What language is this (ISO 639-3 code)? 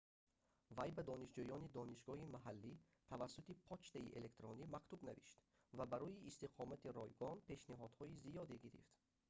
tgk